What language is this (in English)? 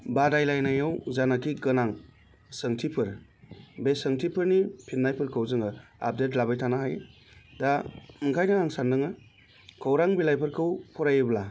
Bodo